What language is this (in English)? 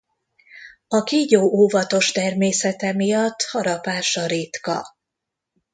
Hungarian